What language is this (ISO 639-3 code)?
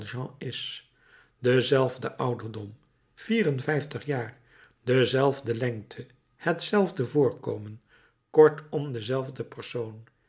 nld